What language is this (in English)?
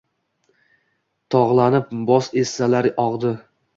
Uzbek